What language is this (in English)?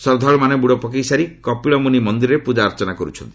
Odia